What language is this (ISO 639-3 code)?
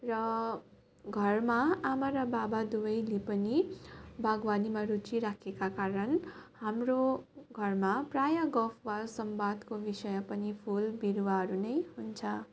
nep